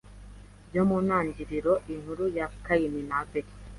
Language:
Kinyarwanda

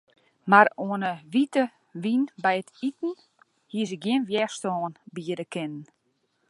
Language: Western Frisian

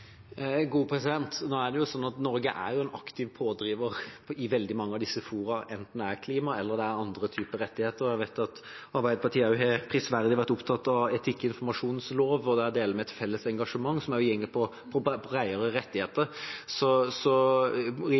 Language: Norwegian Bokmål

